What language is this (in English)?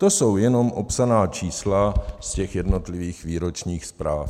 Czech